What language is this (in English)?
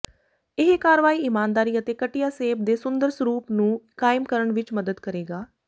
Punjabi